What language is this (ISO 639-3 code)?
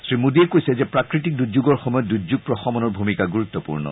asm